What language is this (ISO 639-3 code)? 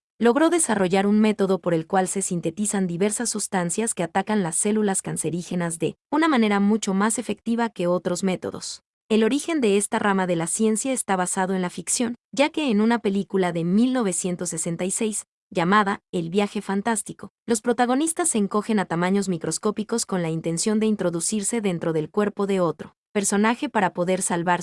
spa